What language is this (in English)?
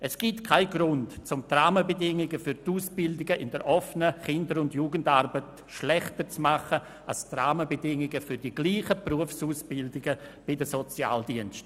Swiss German